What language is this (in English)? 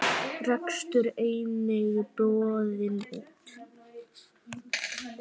Icelandic